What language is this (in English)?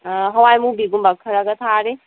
Manipuri